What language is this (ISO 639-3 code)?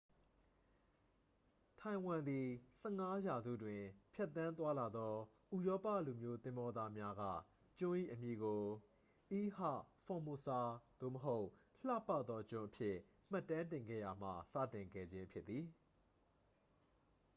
mya